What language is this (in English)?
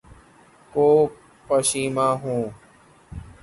Urdu